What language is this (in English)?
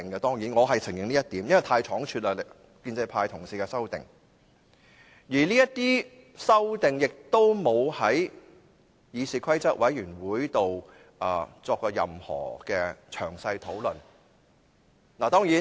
Cantonese